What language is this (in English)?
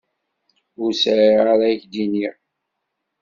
Kabyle